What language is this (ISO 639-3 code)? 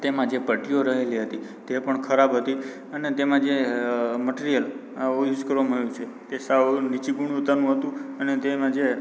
guj